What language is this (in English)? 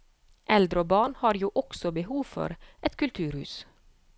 Norwegian